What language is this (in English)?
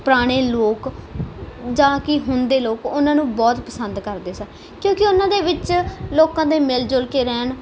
Punjabi